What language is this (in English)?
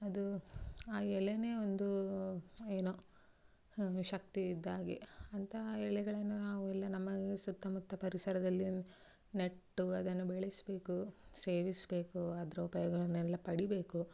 Kannada